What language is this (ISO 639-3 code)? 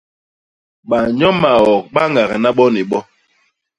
bas